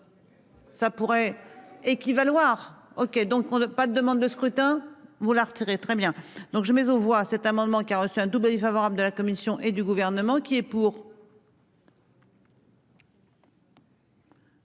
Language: French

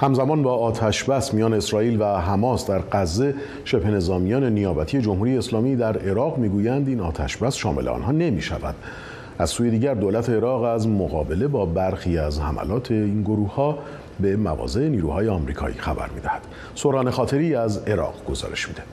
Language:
Persian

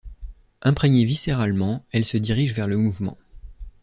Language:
French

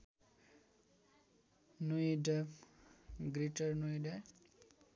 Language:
Nepali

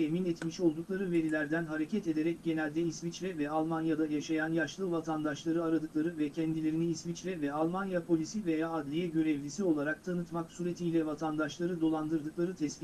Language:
Turkish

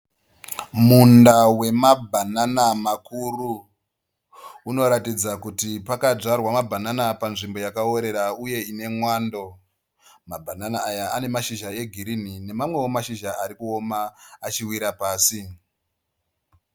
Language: Shona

